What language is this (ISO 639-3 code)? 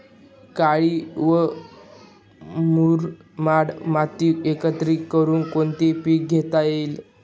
mar